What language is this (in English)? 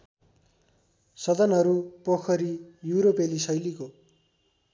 Nepali